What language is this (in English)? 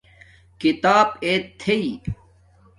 Domaaki